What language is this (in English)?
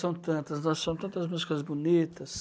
Portuguese